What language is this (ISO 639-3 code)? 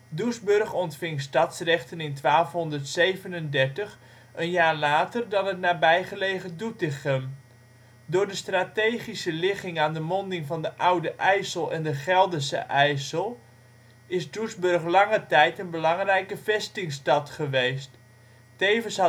nld